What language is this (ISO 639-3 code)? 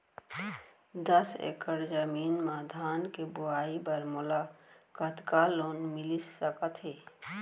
hne